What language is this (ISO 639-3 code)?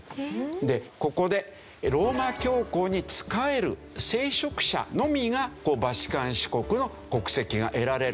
jpn